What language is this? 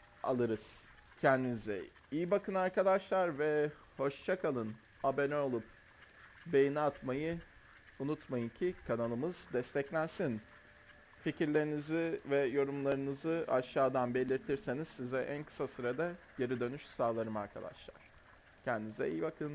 Turkish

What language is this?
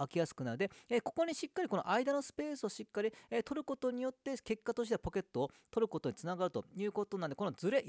Japanese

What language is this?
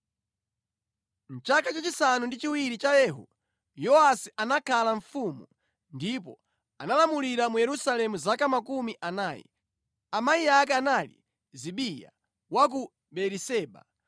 Nyanja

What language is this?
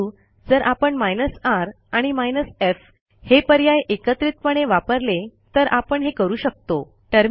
Marathi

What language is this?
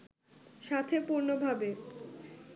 Bangla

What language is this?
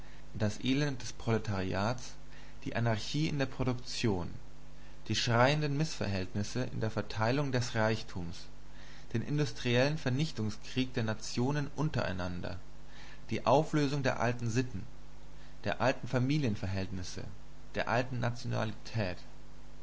German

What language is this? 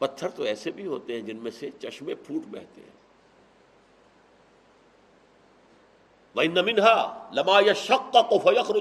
Urdu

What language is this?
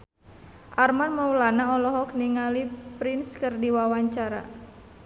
Sundanese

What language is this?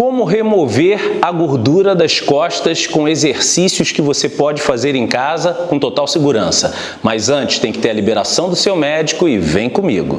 Portuguese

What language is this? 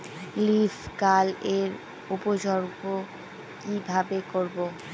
Bangla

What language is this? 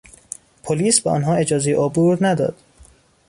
Persian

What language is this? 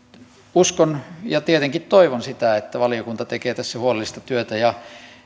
Finnish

